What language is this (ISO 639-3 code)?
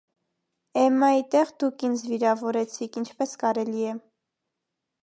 hye